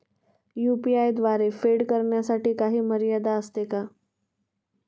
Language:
Marathi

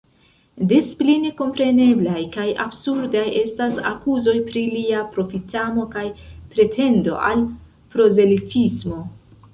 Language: Esperanto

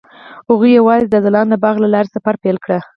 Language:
Pashto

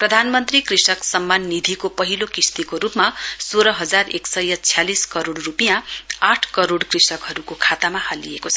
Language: Nepali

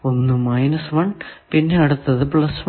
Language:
Malayalam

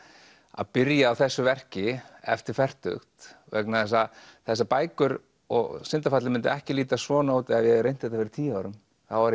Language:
Icelandic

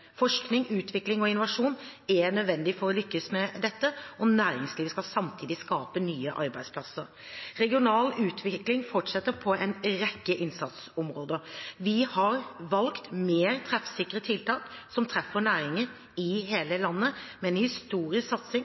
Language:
Norwegian Bokmål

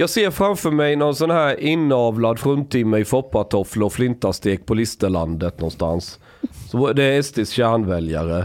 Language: Swedish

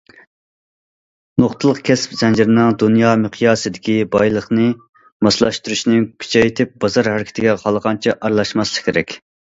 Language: Uyghur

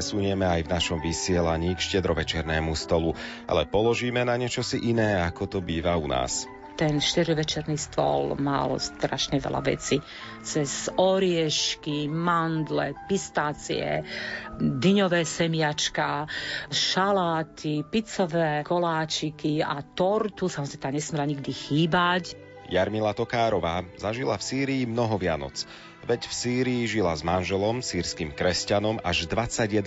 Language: Slovak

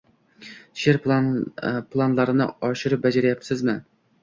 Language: Uzbek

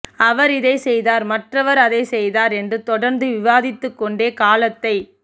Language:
Tamil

